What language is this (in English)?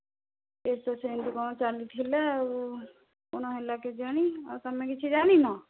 Odia